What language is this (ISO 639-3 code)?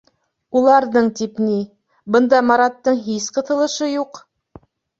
bak